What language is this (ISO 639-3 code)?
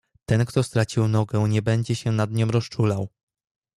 pol